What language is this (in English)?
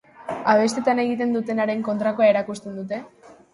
Basque